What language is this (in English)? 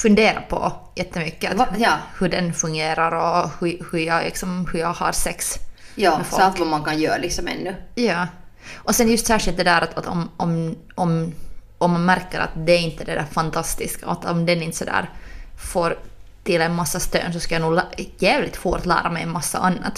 Swedish